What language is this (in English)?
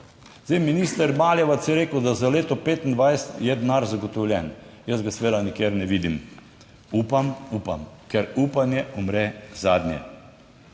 Slovenian